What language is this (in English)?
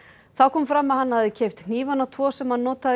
Icelandic